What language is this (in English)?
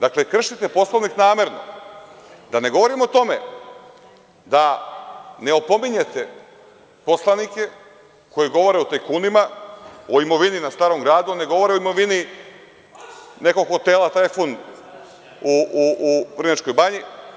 Serbian